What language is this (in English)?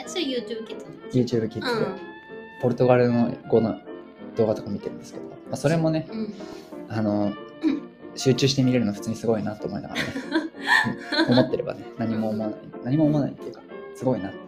Japanese